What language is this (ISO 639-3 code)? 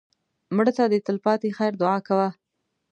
pus